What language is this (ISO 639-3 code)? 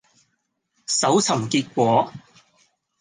yue